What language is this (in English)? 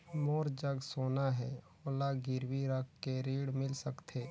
Chhattisgarhi